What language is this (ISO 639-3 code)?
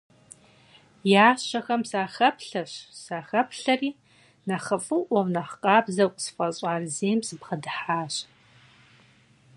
kbd